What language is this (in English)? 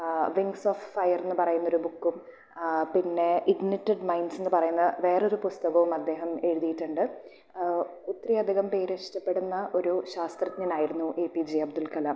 Malayalam